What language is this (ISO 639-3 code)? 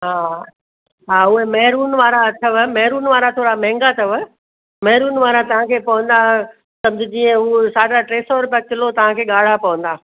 snd